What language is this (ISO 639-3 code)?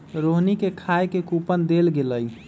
mag